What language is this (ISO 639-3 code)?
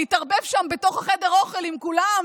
heb